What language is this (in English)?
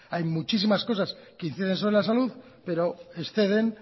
Spanish